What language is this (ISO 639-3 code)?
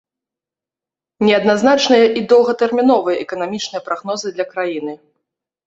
bel